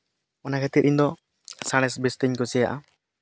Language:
Santali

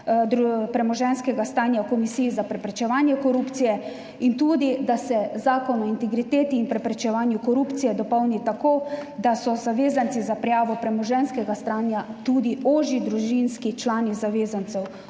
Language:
Slovenian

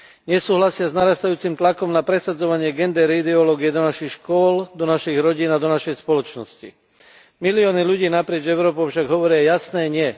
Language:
Slovak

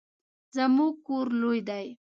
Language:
Pashto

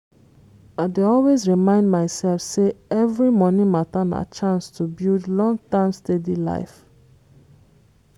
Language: Nigerian Pidgin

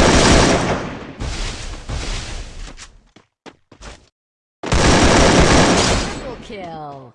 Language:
English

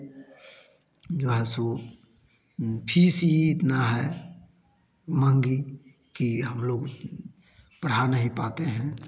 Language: Hindi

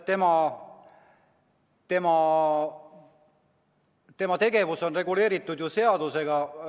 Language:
Estonian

